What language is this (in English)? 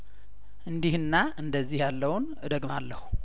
Amharic